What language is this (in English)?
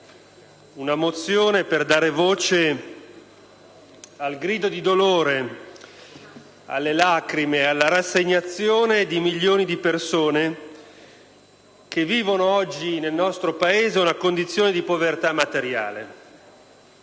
Italian